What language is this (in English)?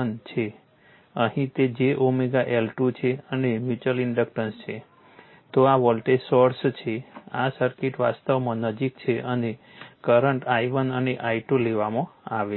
Gujarati